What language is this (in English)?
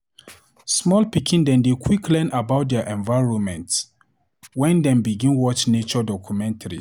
Nigerian Pidgin